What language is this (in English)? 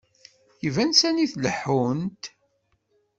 Kabyle